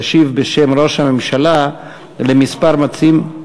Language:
Hebrew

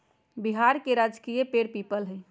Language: Magahi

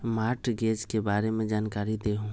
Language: Magahi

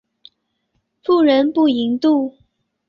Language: Chinese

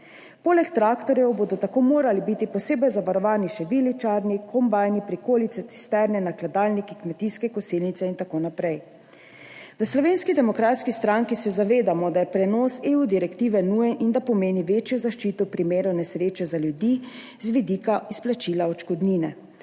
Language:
Slovenian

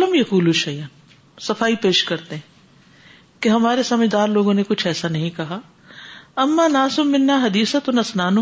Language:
Urdu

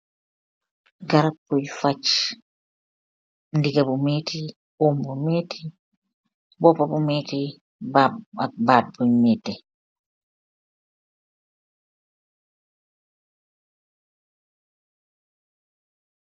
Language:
Wolof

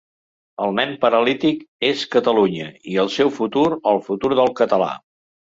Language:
Catalan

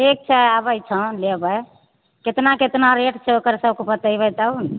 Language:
Maithili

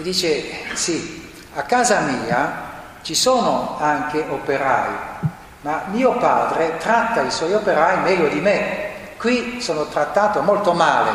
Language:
Italian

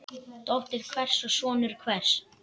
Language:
Icelandic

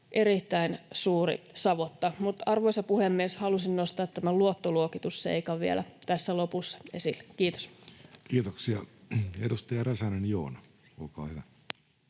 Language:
Finnish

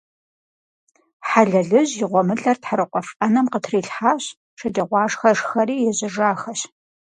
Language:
Kabardian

